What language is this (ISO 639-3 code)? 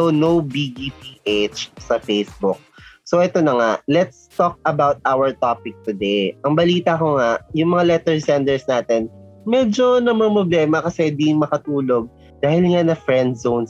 fil